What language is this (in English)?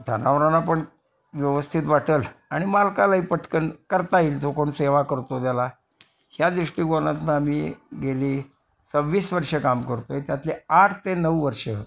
Marathi